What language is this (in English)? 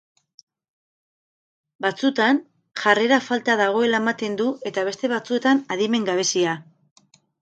Basque